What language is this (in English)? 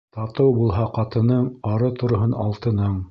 Bashkir